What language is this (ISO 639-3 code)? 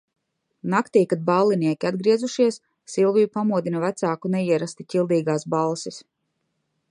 lav